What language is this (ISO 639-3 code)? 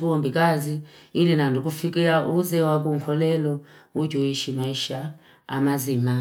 fip